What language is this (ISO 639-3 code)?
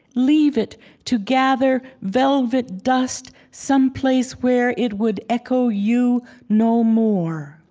eng